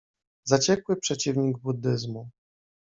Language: Polish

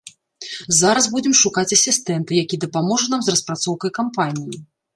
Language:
Belarusian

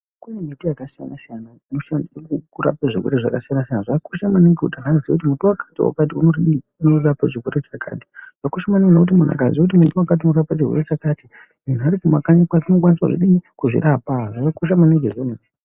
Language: Ndau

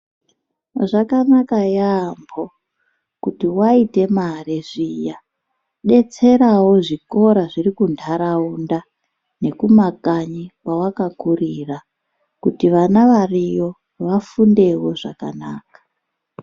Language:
Ndau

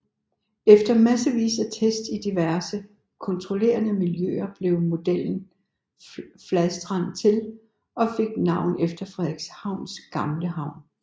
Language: Danish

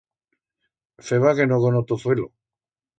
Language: Aragonese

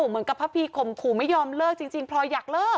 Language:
Thai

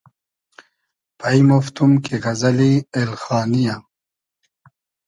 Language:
Hazaragi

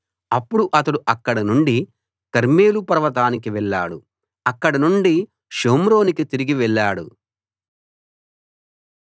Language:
Telugu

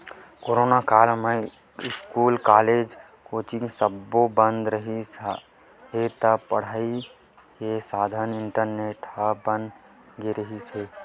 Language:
Chhattisgarhi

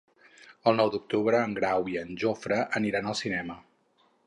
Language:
Catalan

